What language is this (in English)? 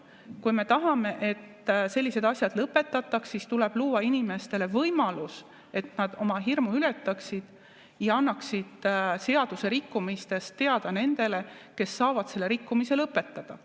Estonian